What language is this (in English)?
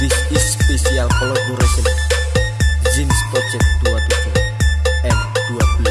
Vietnamese